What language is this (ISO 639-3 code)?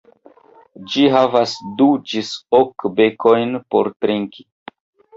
epo